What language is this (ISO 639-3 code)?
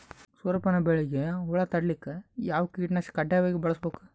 kan